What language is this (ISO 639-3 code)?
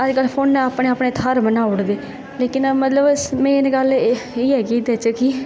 doi